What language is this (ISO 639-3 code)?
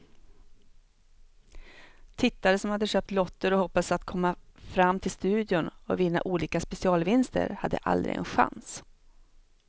swe